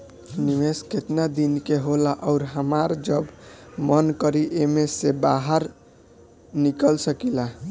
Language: Bhojpuri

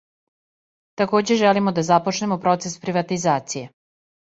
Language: Serbian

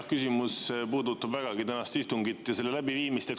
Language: Estonian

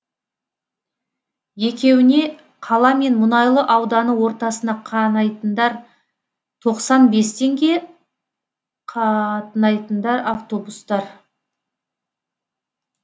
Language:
Kazakh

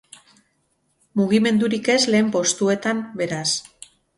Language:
Basque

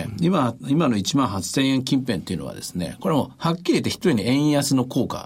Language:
Japanese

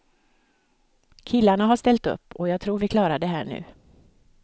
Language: Swedish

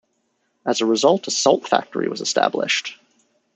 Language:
English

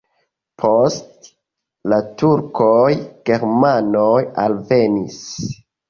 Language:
Esperanto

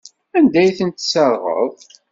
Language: Kabyle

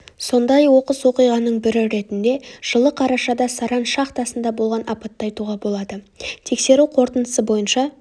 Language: Kazakh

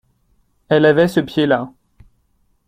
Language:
French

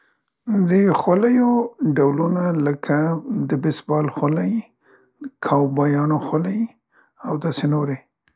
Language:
Central Pashto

